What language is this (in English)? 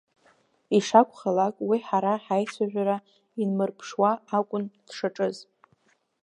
Abkhazian